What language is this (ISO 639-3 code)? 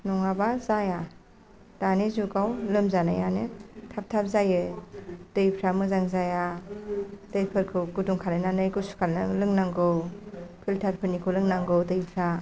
brx